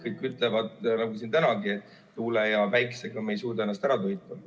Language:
Estonian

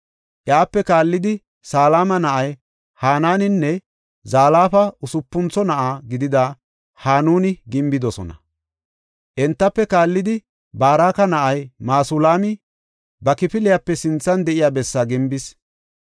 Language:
Gofa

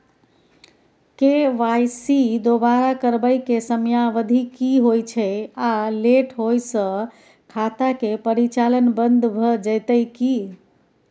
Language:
Maithili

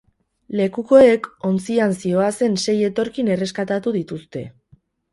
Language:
Basque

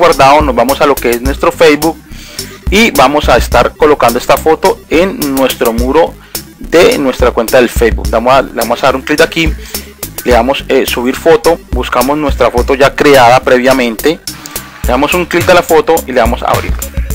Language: Spanish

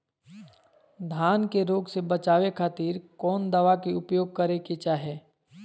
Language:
Magahi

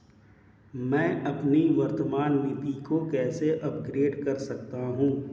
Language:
Hindi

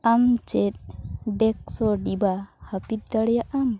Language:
Santali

